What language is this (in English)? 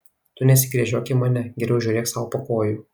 Lithuanian